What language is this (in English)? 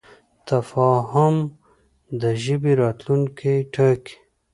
Pashto